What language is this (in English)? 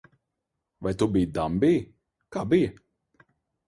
Latvian